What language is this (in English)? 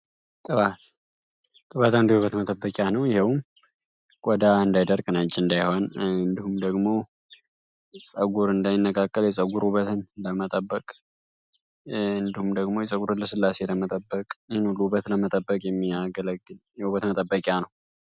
Amharic